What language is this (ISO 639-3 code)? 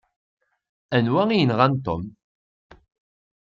kab